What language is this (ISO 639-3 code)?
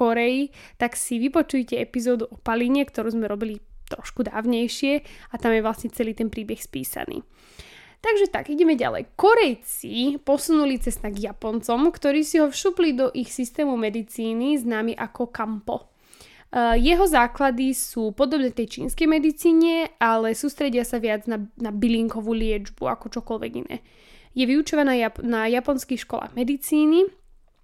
slk